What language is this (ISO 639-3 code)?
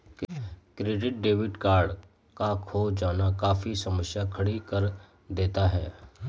hin